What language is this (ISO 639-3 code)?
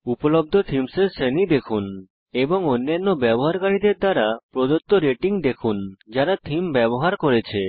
ben